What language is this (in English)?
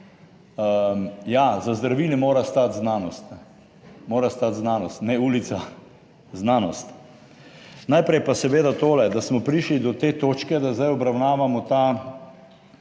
Slovenian